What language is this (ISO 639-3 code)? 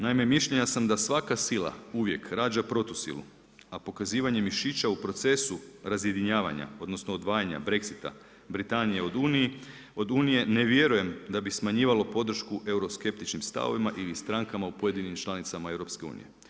hrv